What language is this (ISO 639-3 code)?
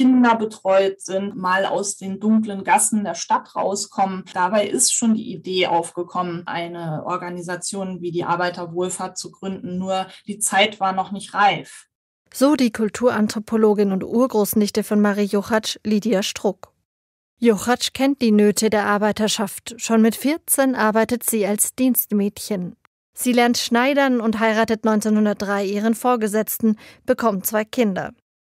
deu